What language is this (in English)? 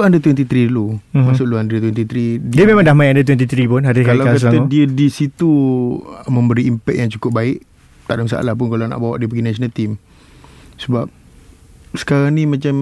Malay